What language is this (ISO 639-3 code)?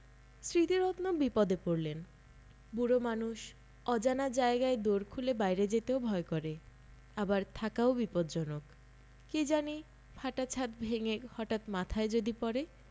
ben